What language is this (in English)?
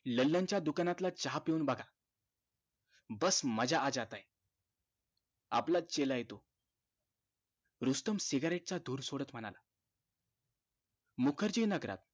Marathi